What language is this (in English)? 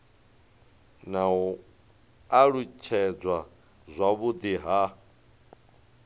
Venda